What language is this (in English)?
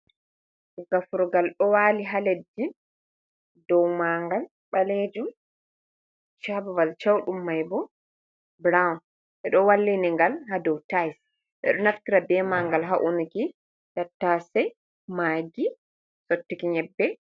Fula